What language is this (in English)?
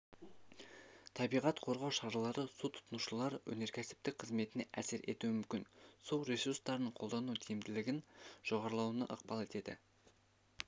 Kazakh